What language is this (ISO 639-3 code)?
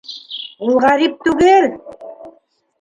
bak